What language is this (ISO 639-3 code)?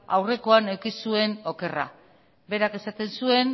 eus